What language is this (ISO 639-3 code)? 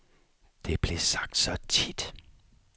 dan